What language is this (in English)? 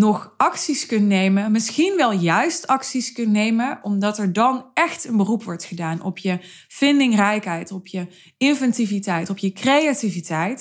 Dutch